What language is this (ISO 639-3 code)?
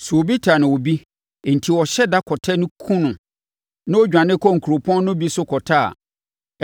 aka